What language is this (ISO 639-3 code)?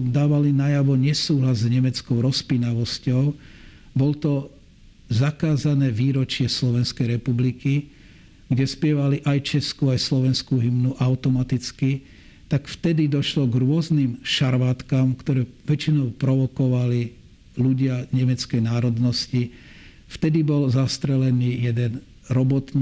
slk